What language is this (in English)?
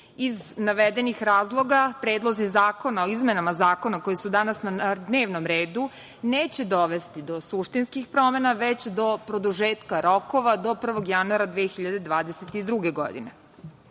Serbian